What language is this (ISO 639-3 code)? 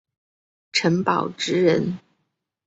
zho